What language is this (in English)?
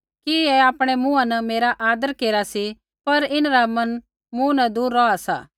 Kullu Pahari